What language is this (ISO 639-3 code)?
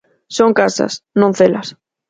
glg